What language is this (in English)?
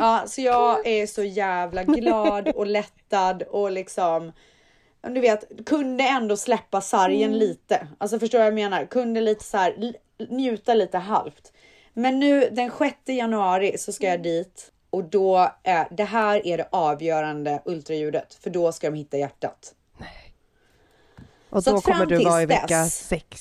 Swedish